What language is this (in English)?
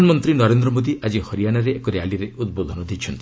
Odia